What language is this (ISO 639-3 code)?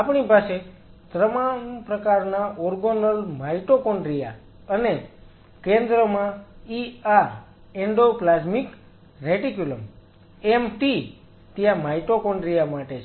guj